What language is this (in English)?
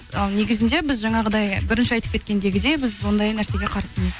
Kazakh